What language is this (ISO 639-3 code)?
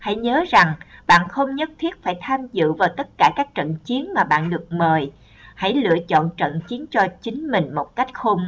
vie